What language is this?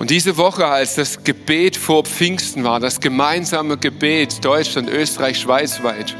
German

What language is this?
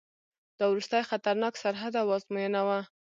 Pashto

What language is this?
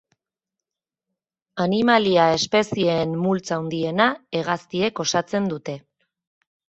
Basque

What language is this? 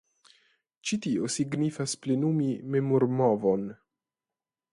Esperanto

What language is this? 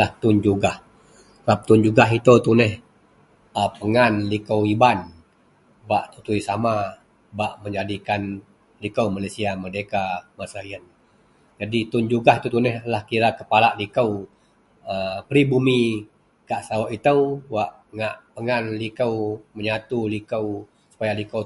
Central Melanau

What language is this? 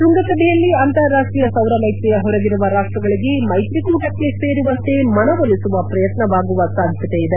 Kannada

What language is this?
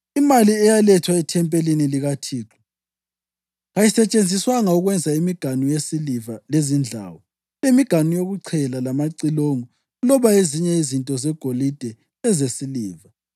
North Ndebele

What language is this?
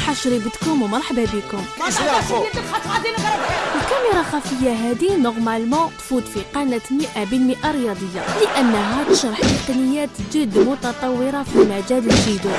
Arabic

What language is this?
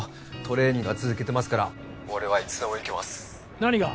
Japanese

